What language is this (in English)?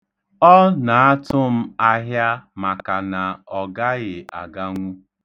Igbo